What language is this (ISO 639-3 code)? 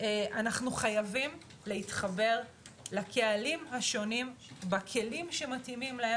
heb